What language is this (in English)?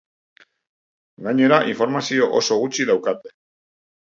Basque